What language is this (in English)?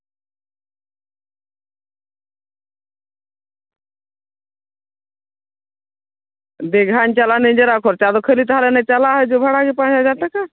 Santali